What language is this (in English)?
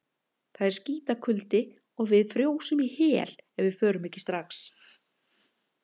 Icelandic